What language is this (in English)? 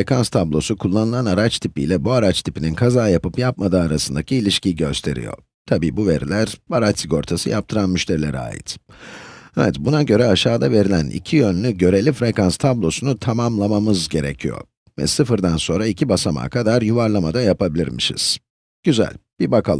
Turkish